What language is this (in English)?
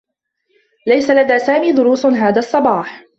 Arabic